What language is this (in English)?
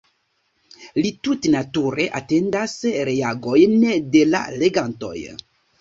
Esperanto